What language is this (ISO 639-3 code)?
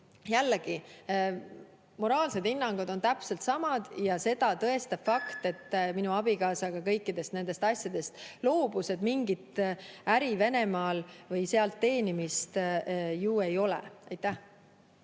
est